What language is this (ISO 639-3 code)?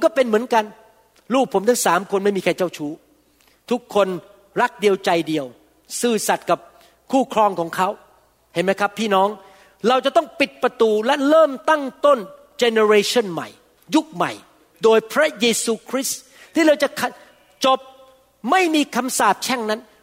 tha